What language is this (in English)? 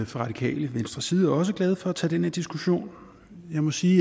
Danish